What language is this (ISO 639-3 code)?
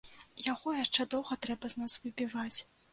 bel